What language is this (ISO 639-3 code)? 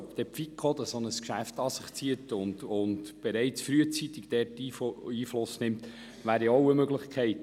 gsw